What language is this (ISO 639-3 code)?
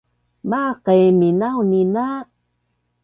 bnn